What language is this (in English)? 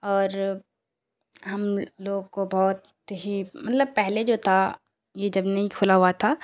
Urdu